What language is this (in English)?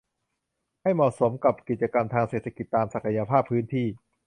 Thai